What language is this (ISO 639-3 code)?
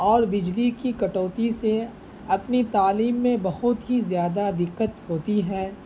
urd